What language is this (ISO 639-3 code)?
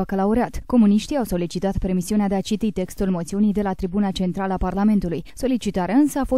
ron